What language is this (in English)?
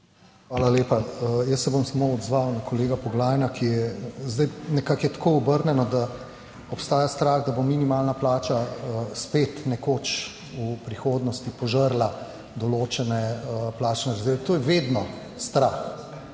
Slovenian